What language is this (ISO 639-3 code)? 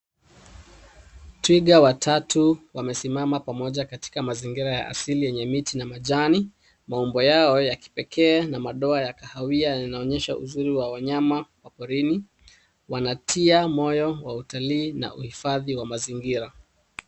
swa